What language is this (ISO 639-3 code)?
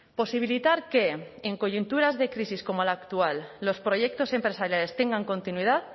spa